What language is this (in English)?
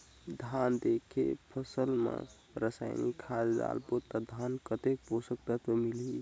Chhattisgarhi